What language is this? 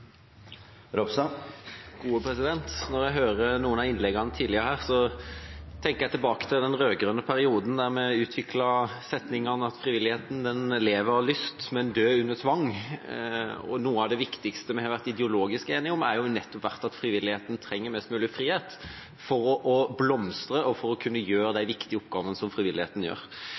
Norwegian Bokmål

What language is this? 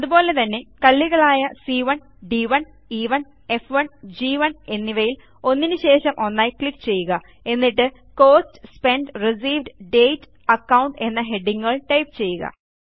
Malayalam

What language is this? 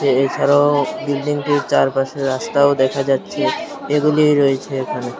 Bangla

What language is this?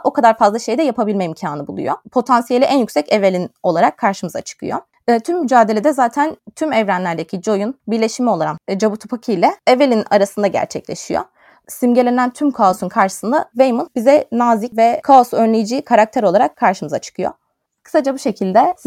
Turkish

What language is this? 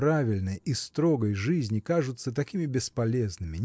Russian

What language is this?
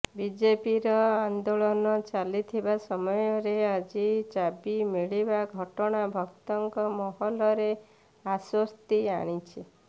Odia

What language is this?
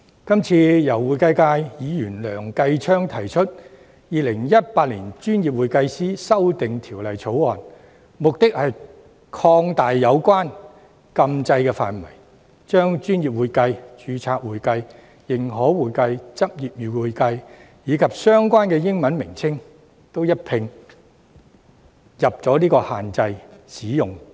Cantonese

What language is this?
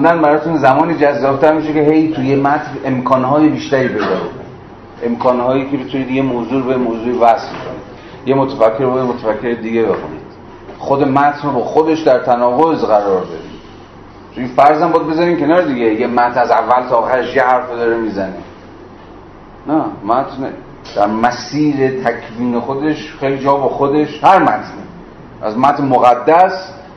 Persian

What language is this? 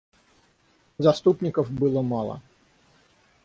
Russian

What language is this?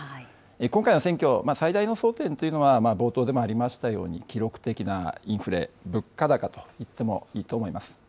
Japanese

